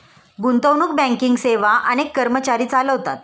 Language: Marathi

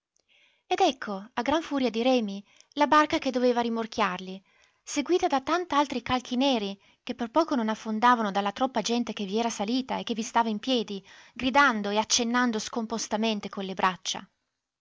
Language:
Italian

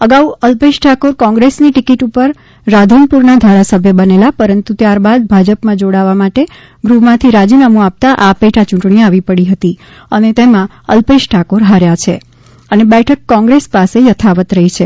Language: Gujarati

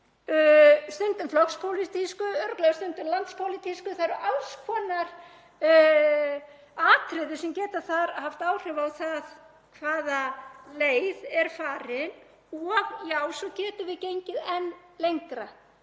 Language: Icelandic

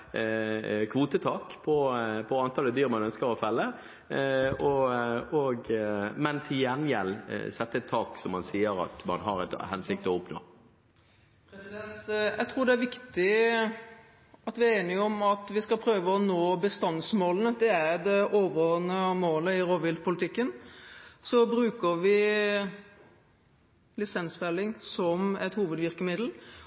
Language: Norwegian Bokmål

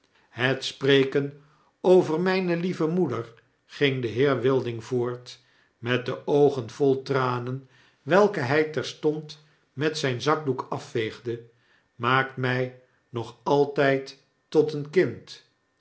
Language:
Dutch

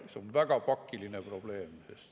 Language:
Estonian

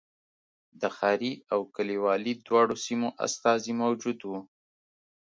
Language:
Pashto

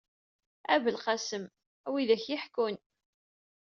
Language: Kabyle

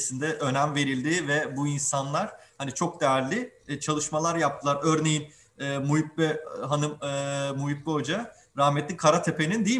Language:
Turkish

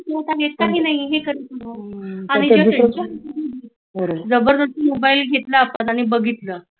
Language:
Marathi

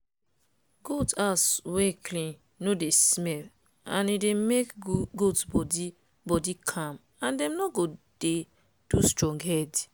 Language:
Nigerian Pidgin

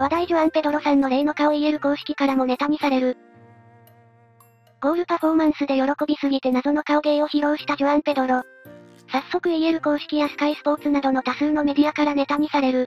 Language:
Japanese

